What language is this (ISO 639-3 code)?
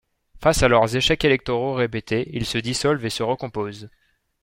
fra